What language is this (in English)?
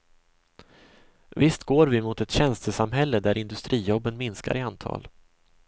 Swedish